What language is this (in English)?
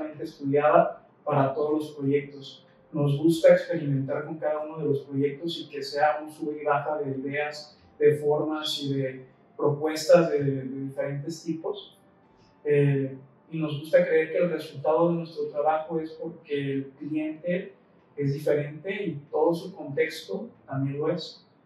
Spanish